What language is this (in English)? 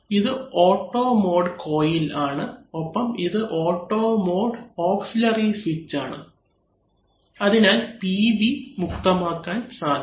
Malayalam